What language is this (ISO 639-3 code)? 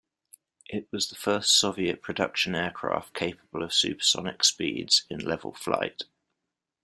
eng